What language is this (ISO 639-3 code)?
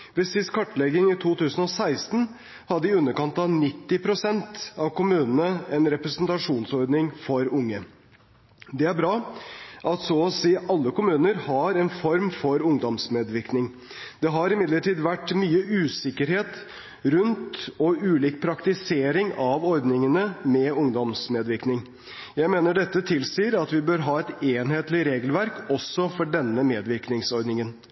nob